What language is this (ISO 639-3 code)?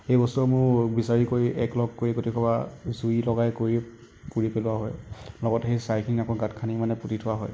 asm